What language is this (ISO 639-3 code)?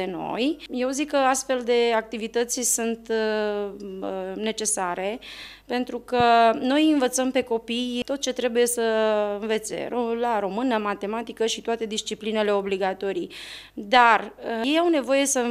ron